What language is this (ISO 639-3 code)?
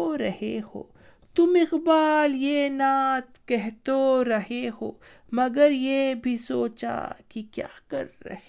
urd